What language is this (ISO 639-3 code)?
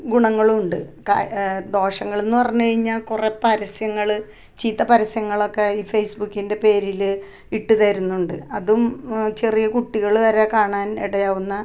mal